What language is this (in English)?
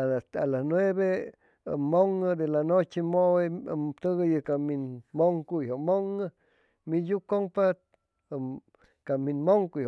Chimalapa Zoque